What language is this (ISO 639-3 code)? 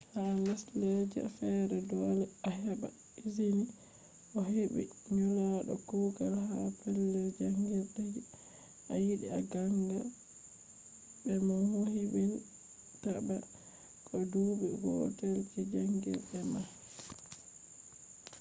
ful